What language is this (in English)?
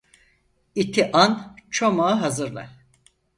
Turkish